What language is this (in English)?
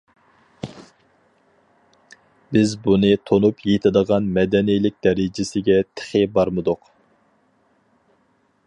Uyghur